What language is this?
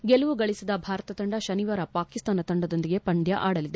Kannada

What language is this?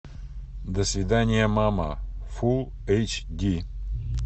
Russian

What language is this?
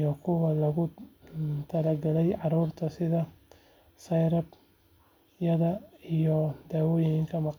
Somali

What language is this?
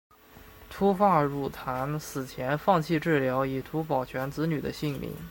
Chinese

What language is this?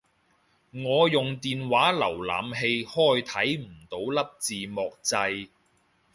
Cantonese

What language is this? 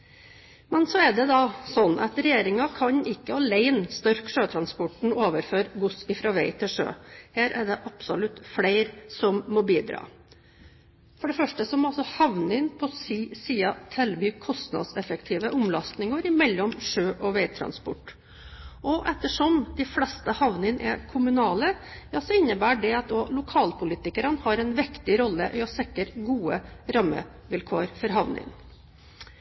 Norwegian Bokmål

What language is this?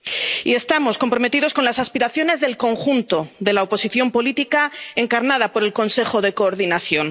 Spanish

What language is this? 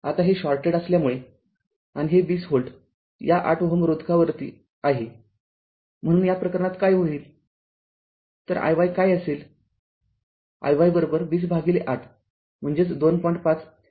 Marathi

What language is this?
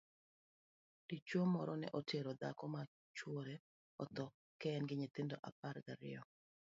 Luo (Kenya and Tanzania)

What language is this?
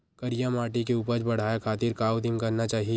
Chhattisgarhi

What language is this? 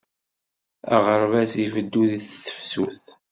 Kabyle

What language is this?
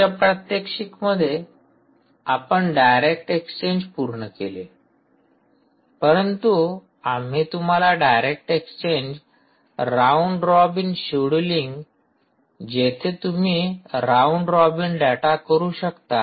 Marathi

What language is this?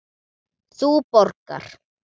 Icelandic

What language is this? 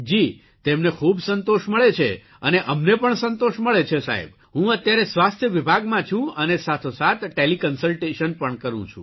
Gujarati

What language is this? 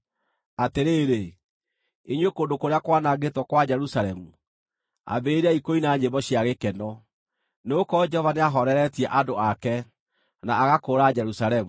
Kikuyu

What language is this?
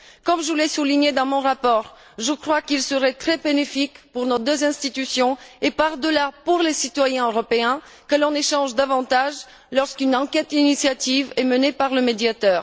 French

